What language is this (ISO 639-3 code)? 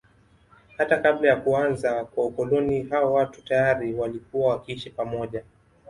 swa